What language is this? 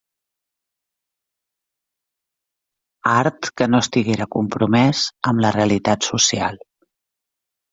Catalan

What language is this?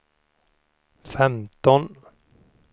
Swedish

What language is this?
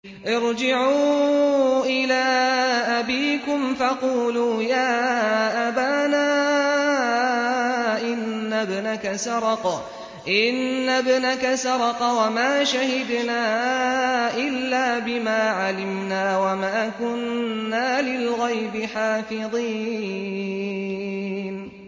Arabic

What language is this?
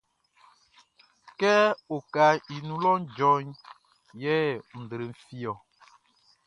Baoulé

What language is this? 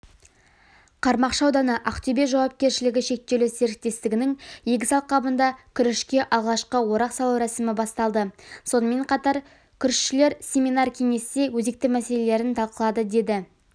Kazakh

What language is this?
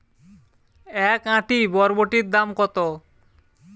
Bangla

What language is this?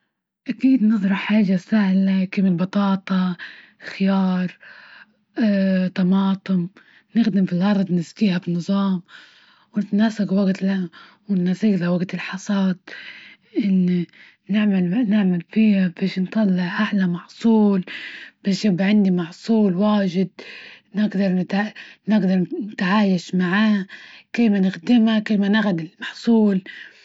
Libyan Arabic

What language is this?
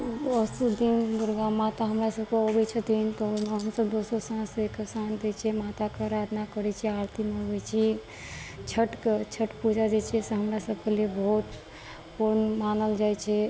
Maithili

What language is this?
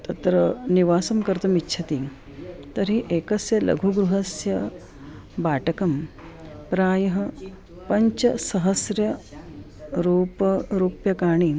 Sanskrit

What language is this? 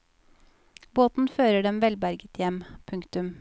Norwegian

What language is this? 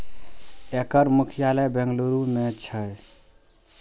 Maithili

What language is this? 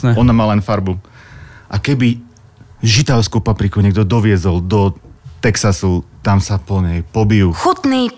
Slovak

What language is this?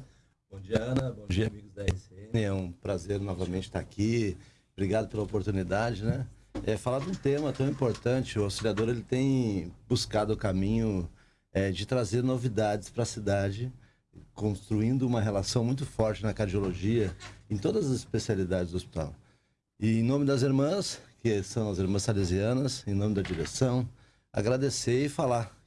Portuguese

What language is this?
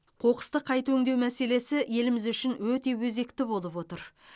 Kazakh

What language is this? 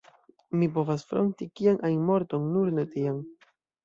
Esperanto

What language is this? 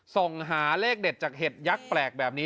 Thai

